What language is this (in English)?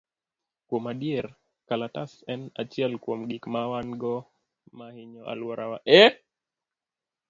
Luo (Kenya and Tanzania)